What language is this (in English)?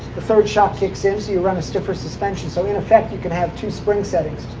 English